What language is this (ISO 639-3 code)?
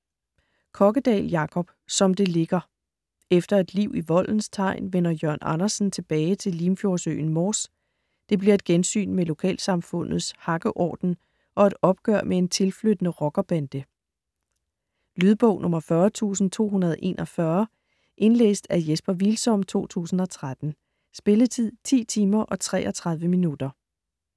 dan